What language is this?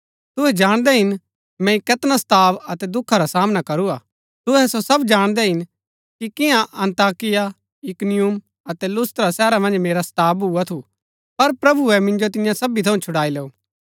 Gaddi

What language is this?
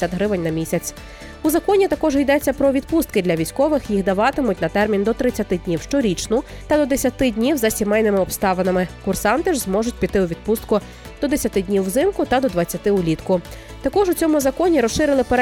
Ukrainian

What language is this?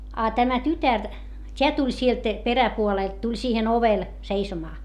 Finnish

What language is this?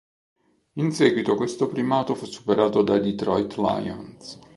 Italian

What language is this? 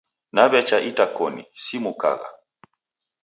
Taita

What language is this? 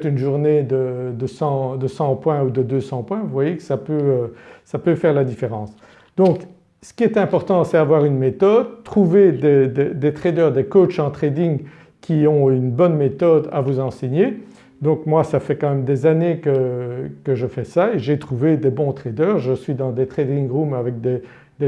French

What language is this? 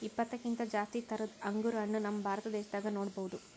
Kannada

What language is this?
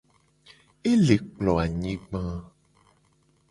Gen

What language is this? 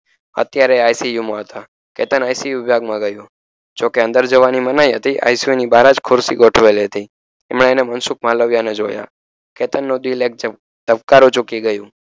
Gujarati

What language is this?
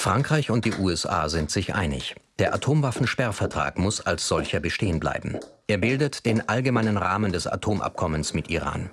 German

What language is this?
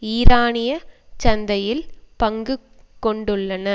Tamil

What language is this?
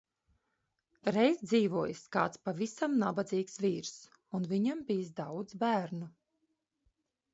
Latvian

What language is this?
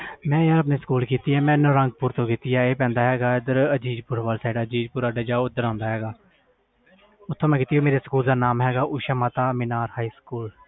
Punjabi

